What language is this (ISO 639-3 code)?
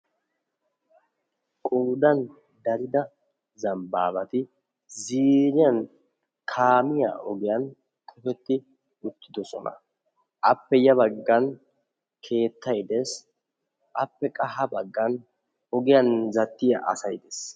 wal